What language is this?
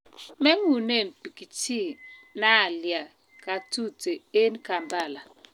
Kalenjin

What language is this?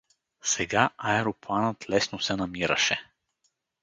Bulgarian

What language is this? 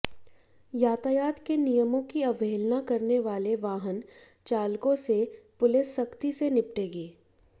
Hindi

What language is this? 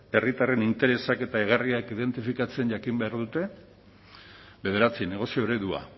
Basque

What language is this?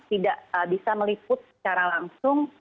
Indonesian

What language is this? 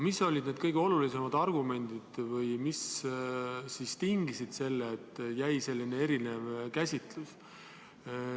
Estonian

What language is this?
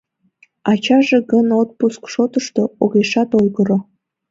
Mari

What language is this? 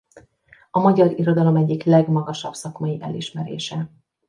Hungarian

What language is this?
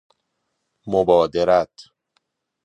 Persian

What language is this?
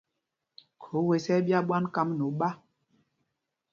Mpumpong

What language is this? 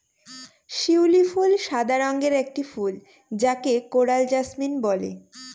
Bangla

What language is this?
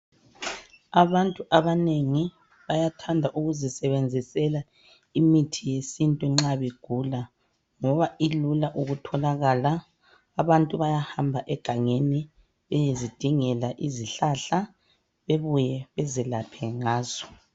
North Ndebele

